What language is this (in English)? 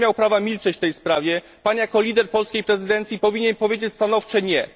Polish